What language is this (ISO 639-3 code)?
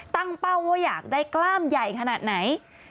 tha